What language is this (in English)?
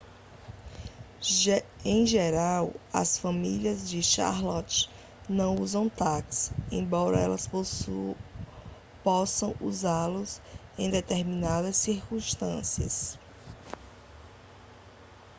Portuguese